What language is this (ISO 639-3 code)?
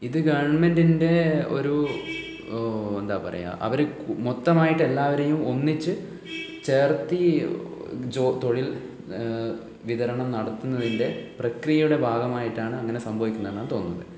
mal